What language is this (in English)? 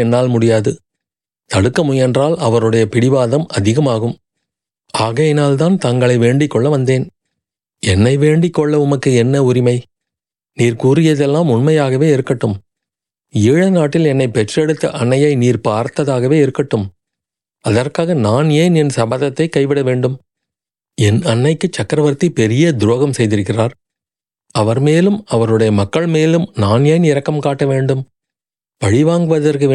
Tamil